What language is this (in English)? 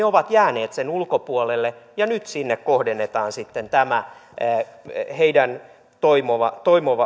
Finnish